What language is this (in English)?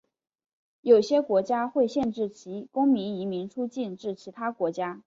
Chinese